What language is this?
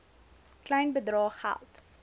Afrikaans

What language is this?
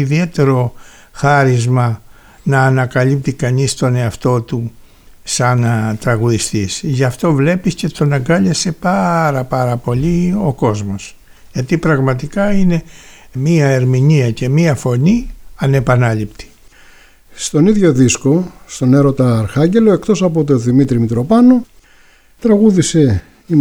Greek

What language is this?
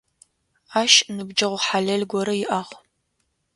Adyghe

